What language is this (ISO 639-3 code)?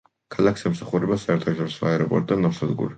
kat